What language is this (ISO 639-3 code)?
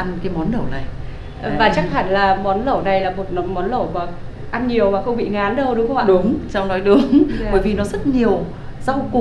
vie